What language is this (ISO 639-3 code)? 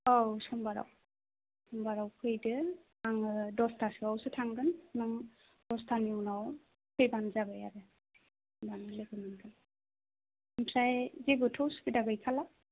brx